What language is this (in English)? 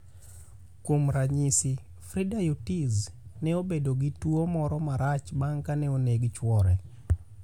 Luo (Kenya and Tanzania)